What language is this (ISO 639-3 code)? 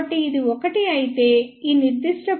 tel